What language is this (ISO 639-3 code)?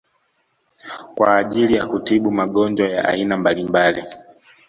swa